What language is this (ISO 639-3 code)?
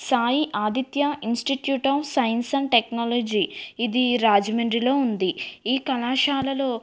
tel